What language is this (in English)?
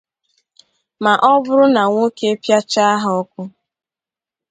Igbo